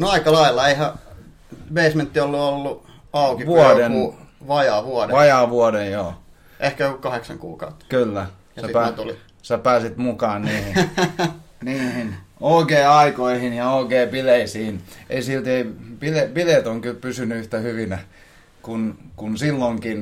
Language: Finnish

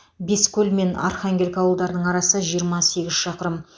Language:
Kazakh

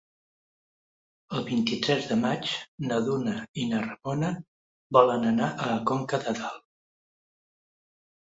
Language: Catalan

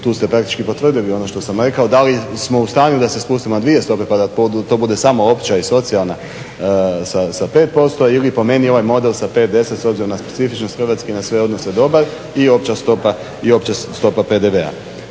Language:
Croatian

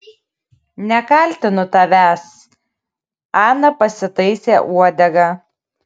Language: Lithuanian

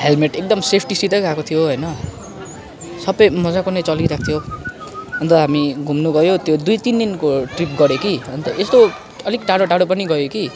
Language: Nepali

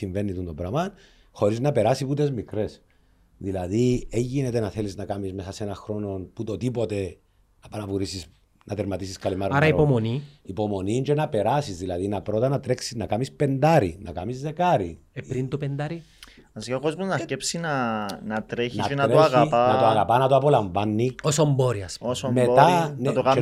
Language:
Greek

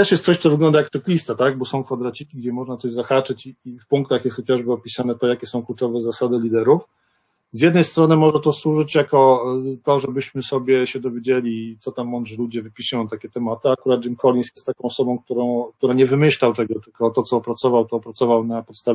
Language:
Polish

